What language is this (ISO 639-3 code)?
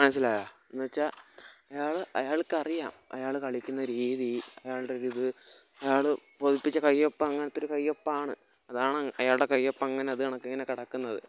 mal